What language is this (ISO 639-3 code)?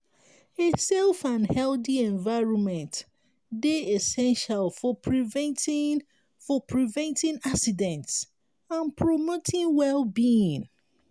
pcm